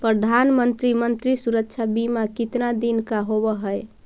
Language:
Magahi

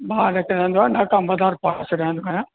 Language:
Sindhi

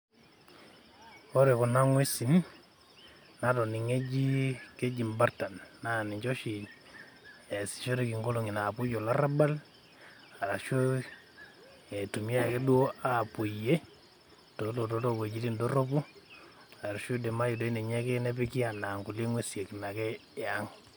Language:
Masai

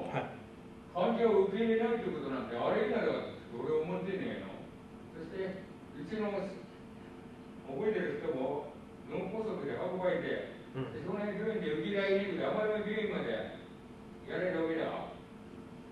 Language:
Japanese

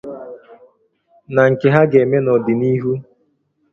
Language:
Igbo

